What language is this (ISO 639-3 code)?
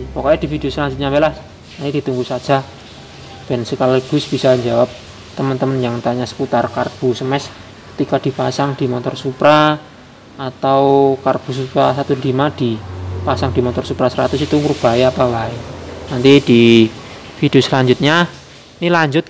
ind